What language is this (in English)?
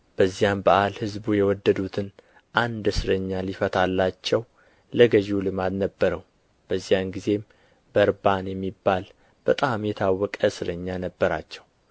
Amharic